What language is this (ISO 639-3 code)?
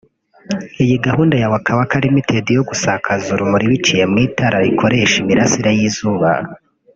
kin